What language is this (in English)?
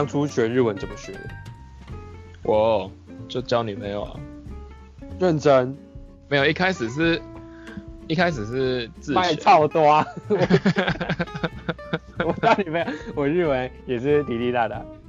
Chinese